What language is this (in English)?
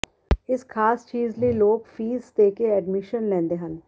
Punjabi